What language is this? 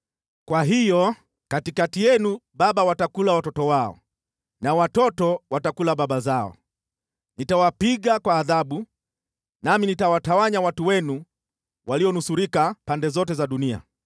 Swahili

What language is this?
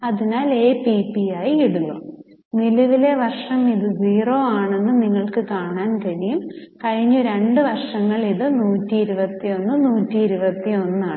Malayalam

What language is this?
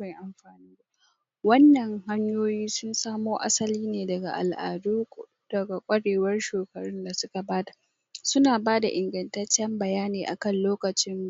Hausa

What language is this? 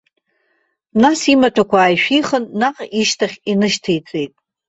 Abkhazian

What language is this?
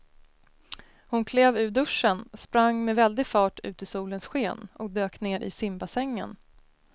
Swedish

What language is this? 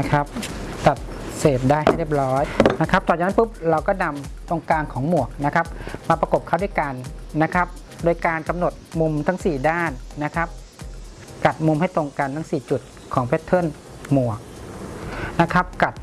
Thai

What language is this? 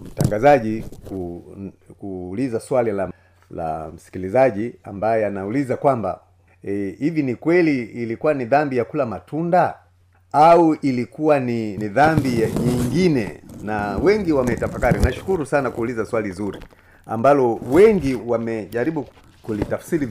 Swahili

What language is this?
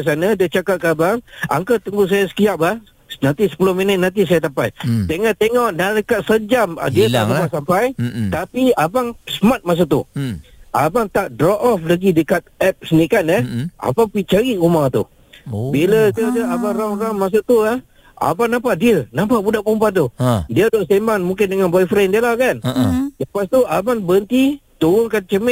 Malay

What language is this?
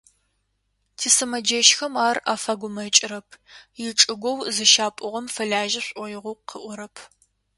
Adyghe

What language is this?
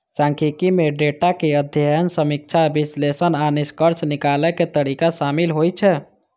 Maithili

